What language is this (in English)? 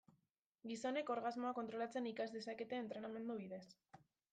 Basque